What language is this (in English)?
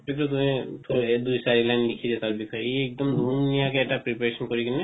Assamese